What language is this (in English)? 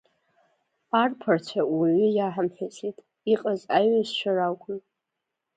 Abkhazian